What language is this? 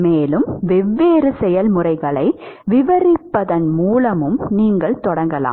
Tamil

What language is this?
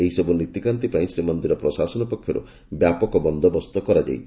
Odia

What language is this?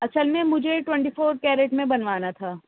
Urdu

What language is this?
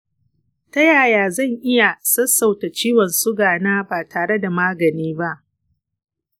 Hausa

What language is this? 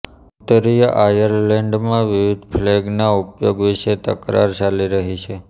Gujarati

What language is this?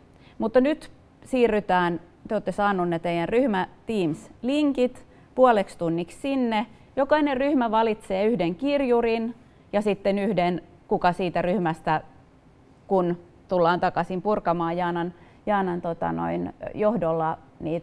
Finnish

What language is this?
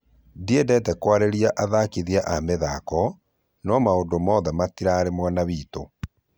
Kikuyu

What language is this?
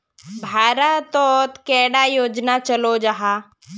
Magahi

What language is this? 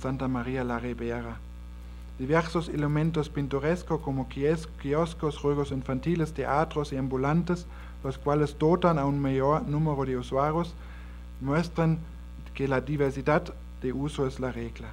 Spanish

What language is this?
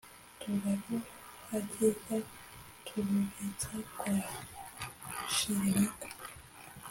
Kinyarwanda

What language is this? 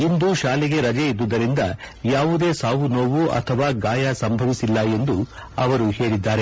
Kannada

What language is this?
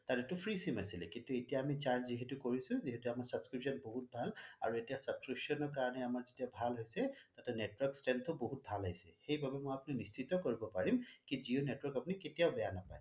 Assamese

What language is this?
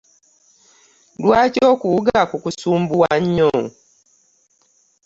Ganda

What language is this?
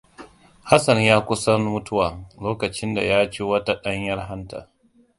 Hausa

